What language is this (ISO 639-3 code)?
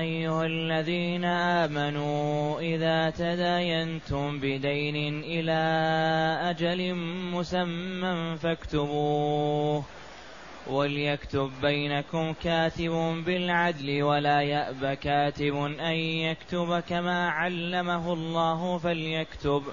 ara